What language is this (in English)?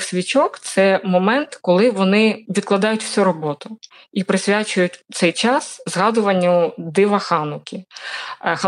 Ukrainian